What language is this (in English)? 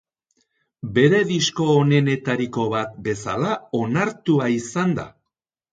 Basque